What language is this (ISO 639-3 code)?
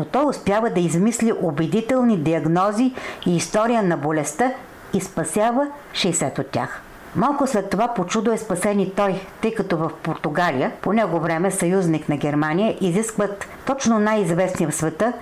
bul